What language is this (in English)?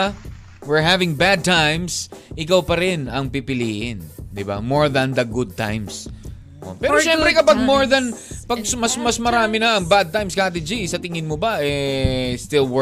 Filipino